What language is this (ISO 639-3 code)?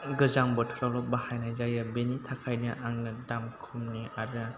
brx